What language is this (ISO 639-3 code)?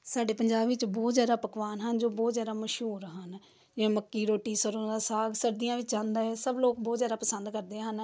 pan